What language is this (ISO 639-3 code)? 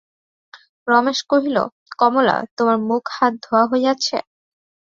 ben